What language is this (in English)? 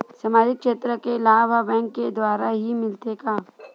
Chhattisgarhi